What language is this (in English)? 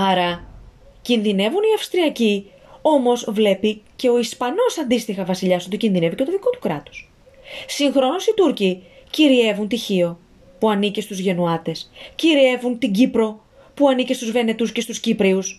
Greek